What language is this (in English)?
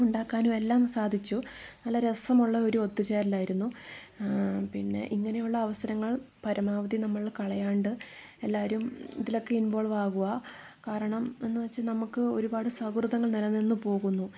Malayalam